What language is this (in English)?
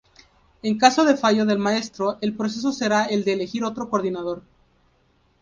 Spanish